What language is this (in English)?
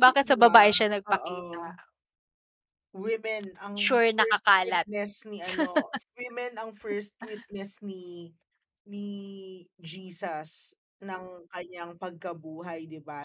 Filipino